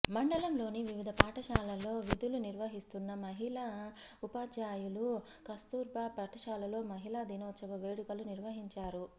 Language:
Telugu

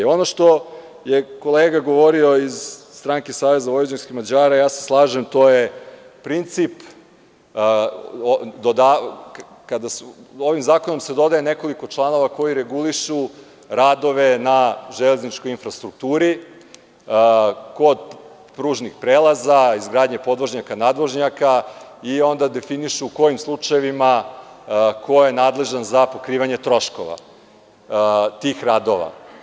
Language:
Serbian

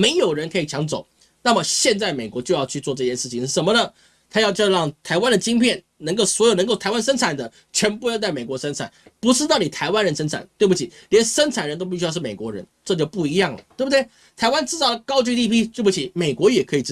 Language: Chinese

